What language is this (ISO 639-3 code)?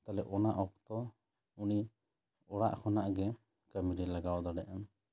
sat